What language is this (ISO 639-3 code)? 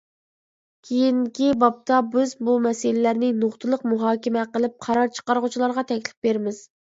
uig